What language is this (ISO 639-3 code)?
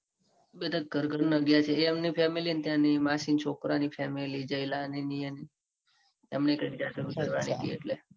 guj